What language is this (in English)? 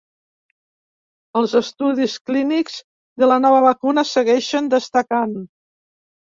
Catalan